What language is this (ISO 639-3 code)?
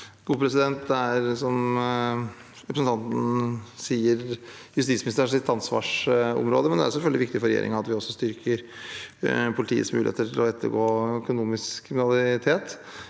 nor